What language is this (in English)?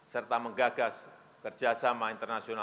Indonesian